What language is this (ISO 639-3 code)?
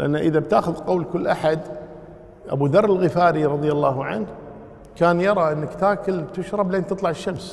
ara